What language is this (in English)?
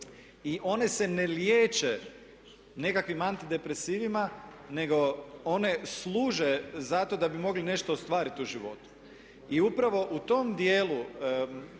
Croatian